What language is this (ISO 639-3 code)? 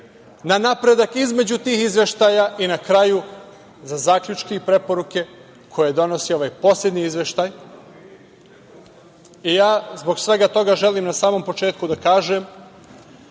srp